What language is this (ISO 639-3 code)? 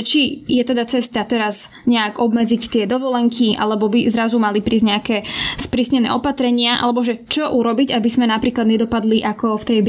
slk